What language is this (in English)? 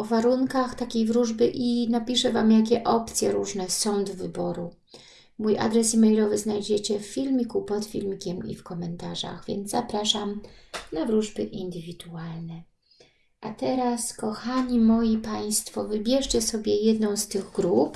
Polish